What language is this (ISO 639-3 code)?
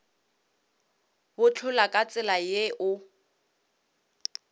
nso